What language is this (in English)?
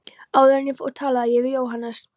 Icelandic